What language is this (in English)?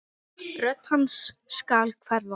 Icelandic